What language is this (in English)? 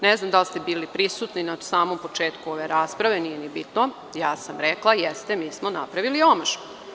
Serbian